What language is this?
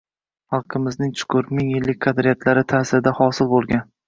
Uzbek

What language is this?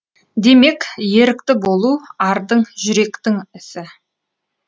Kazakh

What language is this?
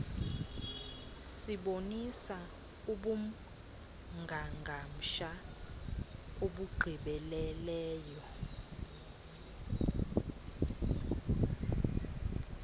Xhosa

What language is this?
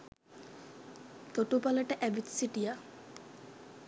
Sinhala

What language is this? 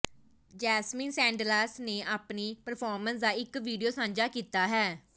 Punjabi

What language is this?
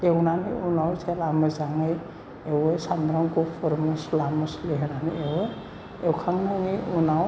Bodo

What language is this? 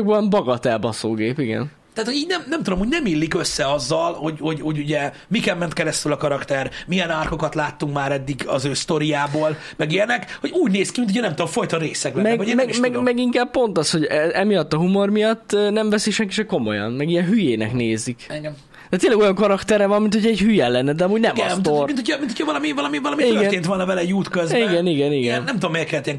Hungarian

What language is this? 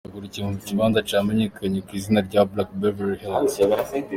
Kinyarwanda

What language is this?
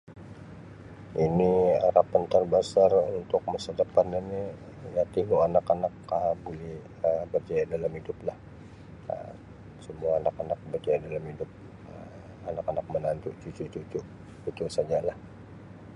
Sabah Malay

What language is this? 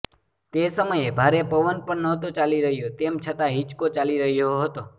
Gujarati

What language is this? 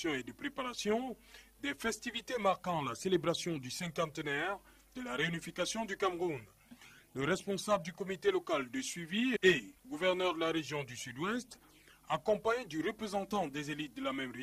French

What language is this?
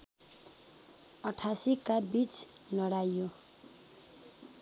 Nepali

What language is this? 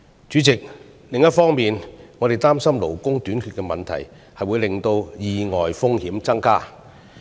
Cantonese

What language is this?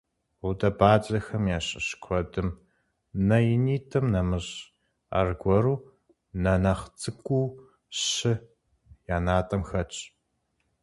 Kabardian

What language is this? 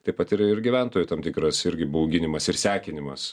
Lithuanian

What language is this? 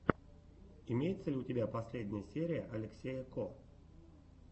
Russian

